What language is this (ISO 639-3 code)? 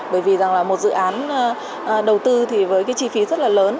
vie